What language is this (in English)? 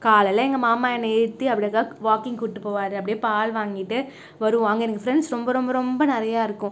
Tamil